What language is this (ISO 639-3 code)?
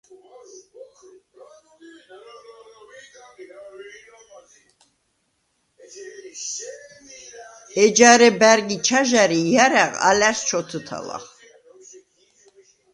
sva